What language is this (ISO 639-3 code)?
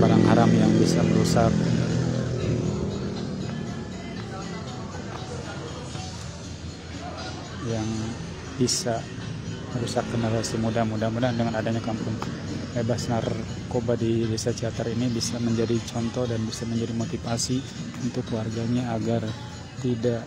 ind